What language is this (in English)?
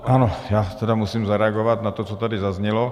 Czech